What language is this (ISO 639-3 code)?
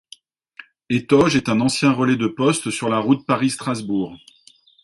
fra